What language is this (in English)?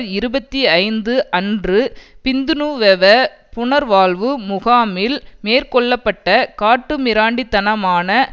Tamil